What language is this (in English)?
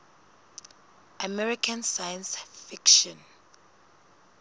Southern Sotho